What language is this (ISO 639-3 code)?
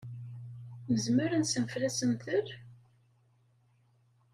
kab